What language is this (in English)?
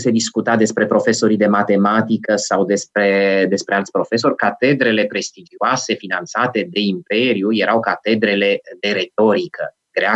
Romanian